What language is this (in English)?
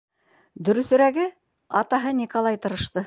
Bashkir